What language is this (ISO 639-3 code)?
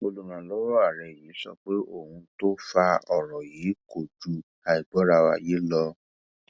yor